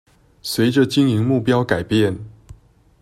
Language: Chinese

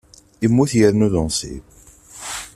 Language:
Kabyle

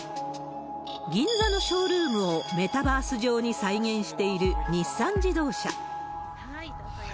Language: Japanese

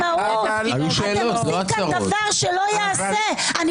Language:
Hebrew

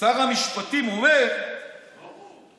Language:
Hebrew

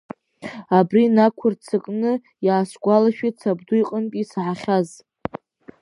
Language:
Abkhazian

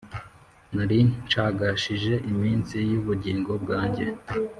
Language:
Kinyarwanda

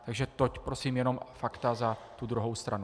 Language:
Czech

